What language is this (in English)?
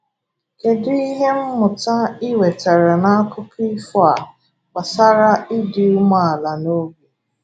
Igbo